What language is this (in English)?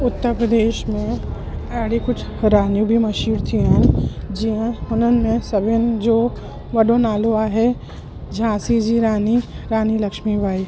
Sindhi